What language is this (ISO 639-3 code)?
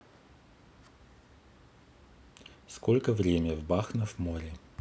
rus